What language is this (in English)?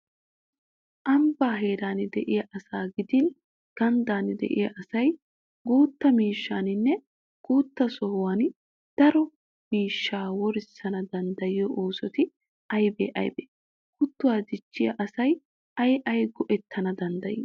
Wolaytta